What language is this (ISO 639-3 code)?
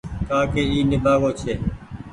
gig